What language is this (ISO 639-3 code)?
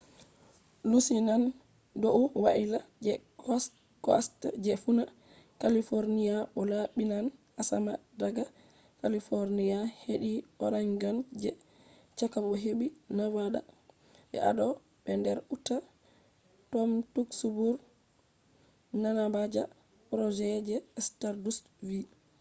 ful